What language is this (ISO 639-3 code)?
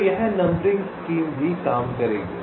hin